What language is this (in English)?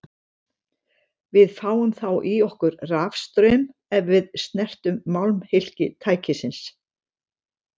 Icelandic